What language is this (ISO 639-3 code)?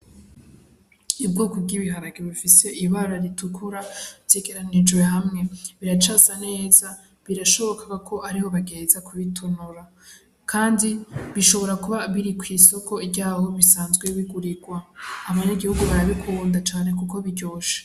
run